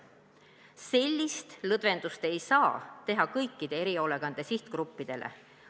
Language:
Estonian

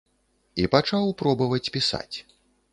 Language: Belarusian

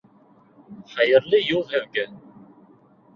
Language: Bashkir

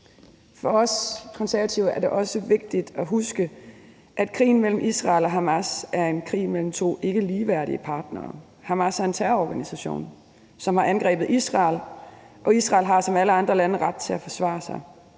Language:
Danish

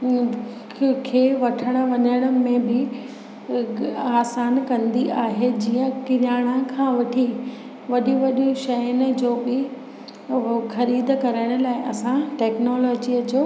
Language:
Sindhi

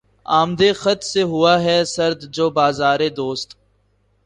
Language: Urdu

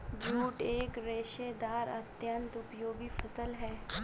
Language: Hindi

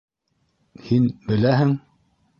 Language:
Bashkir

